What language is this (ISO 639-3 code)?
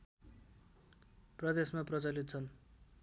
nep